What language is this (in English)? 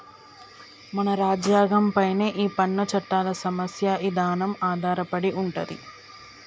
Telugu